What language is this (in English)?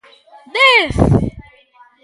Galician